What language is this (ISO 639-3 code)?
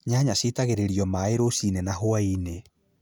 kik